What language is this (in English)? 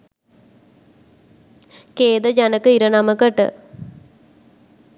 Sinhala